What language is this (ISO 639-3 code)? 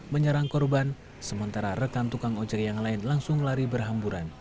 ind